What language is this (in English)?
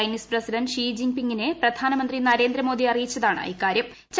Malayalam